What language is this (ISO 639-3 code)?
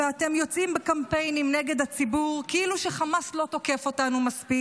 heb